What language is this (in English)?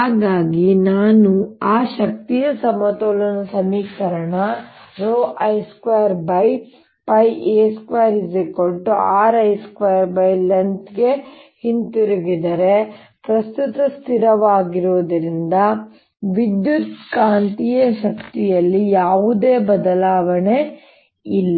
Kannada